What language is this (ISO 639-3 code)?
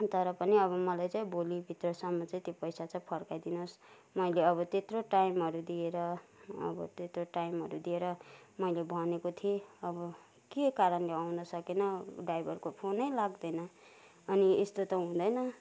nep